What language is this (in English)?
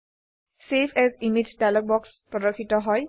Assamese